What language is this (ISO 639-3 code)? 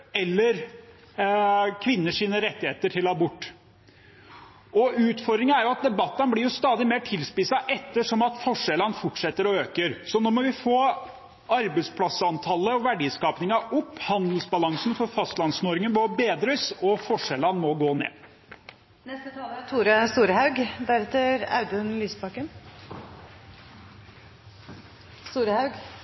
nor